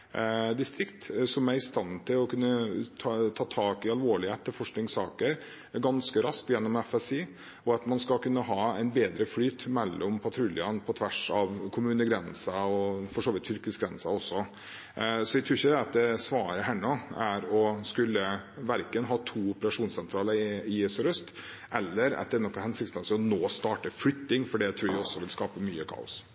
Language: Norwegian Bokmål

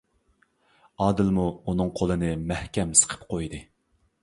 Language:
Uyghur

